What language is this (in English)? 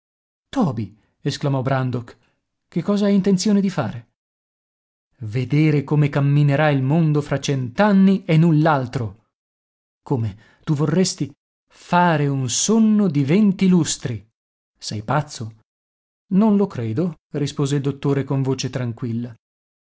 Italian